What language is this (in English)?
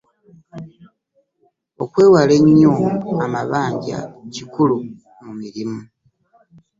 Ganda